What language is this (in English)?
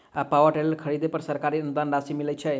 Maithili